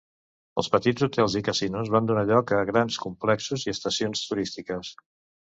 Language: Catalan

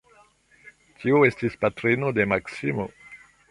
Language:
Esperanto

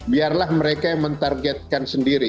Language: Indonesian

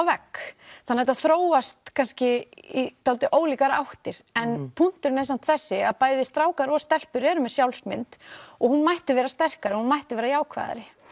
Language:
Icelandic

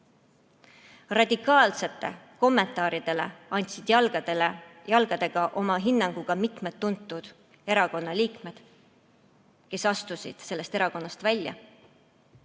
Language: Estonian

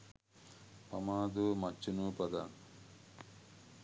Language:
Sinhala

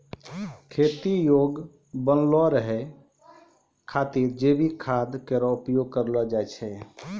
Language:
Maithili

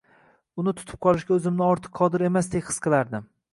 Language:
Uzbek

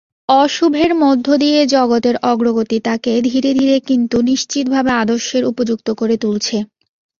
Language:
Bangla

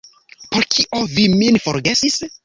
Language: Esperanto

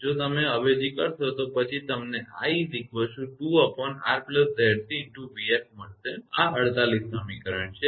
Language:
Gujarati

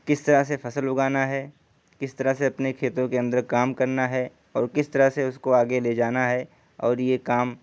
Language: Urdu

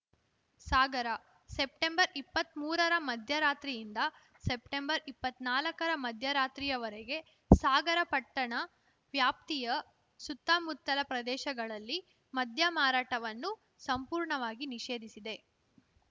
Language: Kannada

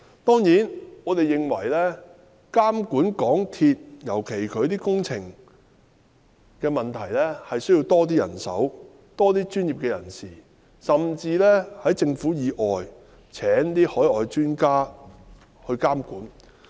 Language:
Cantonese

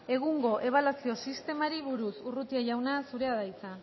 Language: Basque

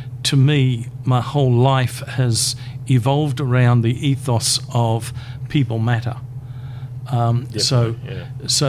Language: English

